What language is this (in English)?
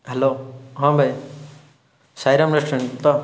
Odia